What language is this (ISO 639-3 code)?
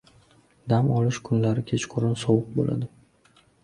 uzb